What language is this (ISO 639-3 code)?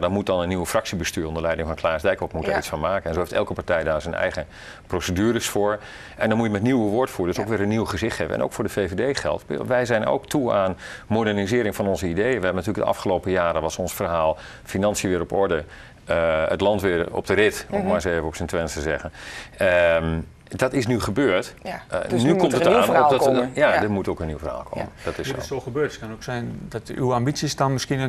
nld